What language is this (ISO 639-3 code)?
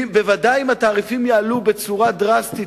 heb